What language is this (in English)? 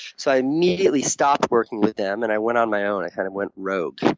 English